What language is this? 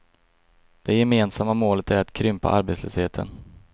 Swedish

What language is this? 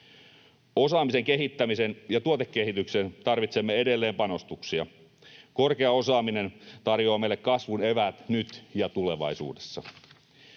Finnish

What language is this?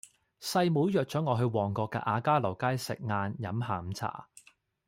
Cantonese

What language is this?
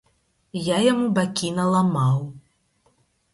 Belarusian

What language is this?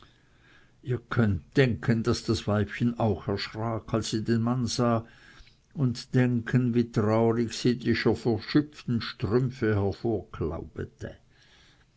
German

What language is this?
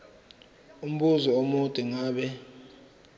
Zulu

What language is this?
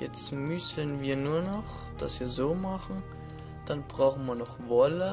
German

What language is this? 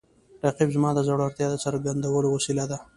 Pashto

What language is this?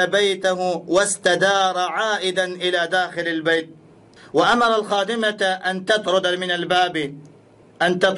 Arabic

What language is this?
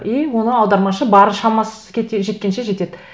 Kazakh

